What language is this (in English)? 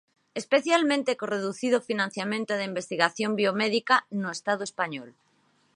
Galician